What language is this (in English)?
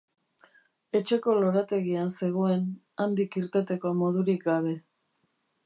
Basque